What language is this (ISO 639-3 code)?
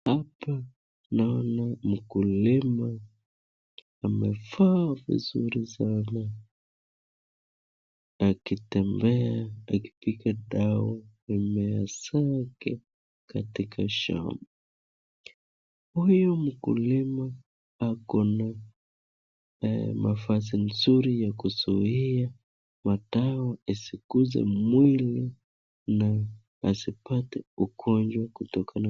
swa